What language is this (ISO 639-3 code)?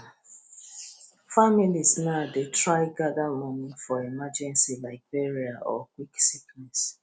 pcm